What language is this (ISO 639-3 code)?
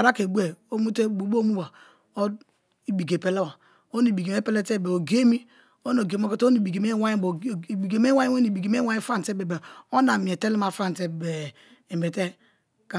ijn